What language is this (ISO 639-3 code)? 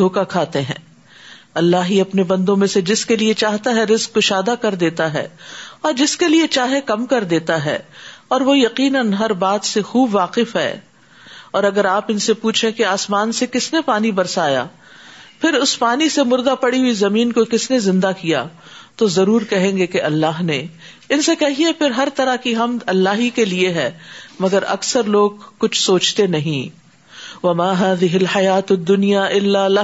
urd